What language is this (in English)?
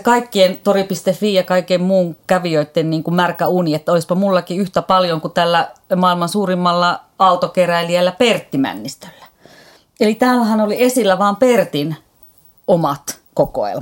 Finnish